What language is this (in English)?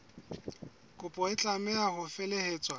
Southern Sotho